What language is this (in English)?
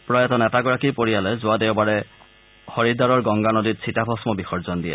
Assamese